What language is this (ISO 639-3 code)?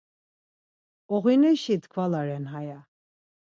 lzz